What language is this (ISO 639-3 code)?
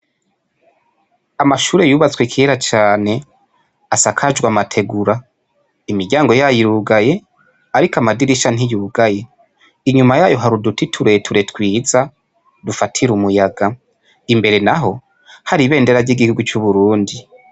run